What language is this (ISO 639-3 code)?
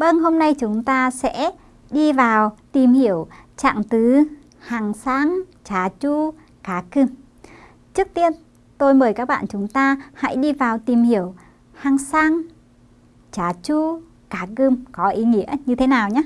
vie